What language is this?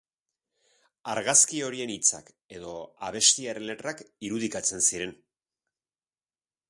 Basque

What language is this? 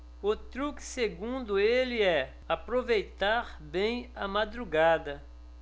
Portuguese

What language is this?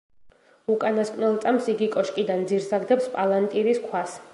Georgian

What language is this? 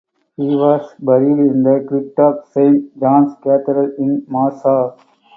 English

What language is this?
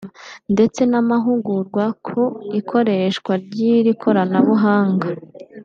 Kinyarwanda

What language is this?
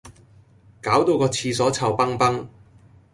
Cantonese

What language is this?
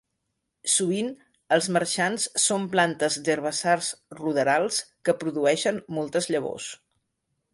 Catalan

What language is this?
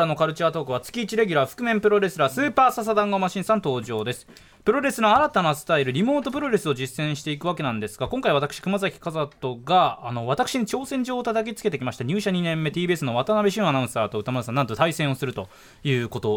Japanese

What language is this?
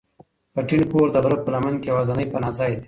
Pashto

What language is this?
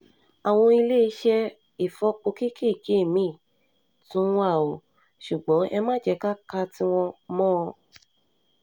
Yoruba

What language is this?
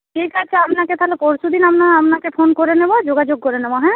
Bangla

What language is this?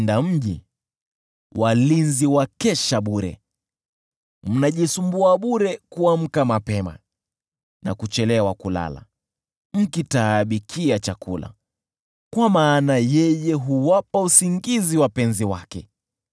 Swahili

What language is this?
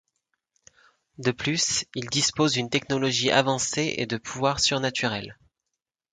French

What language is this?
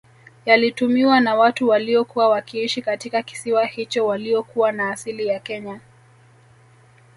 Swahili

